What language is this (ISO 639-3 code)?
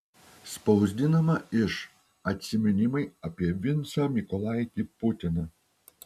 lit